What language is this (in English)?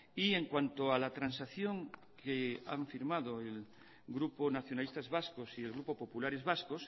Spanish